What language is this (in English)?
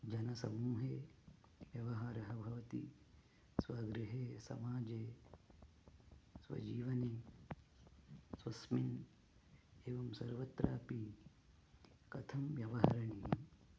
Sanskrit